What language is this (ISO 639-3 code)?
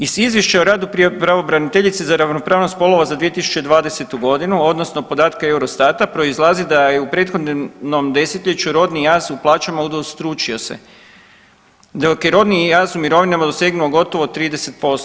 hrv